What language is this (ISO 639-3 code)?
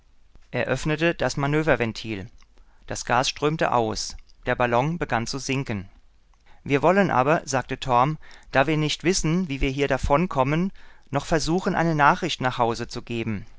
deu